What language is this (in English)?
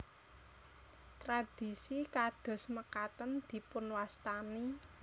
Javanese